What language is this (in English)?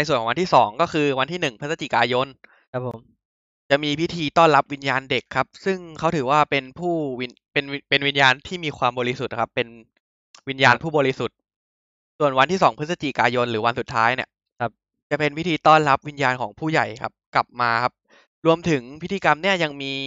Thai